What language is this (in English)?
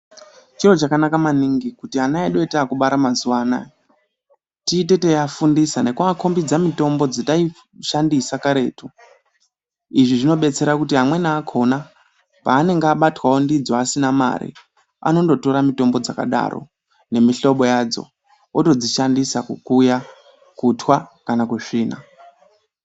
Ndau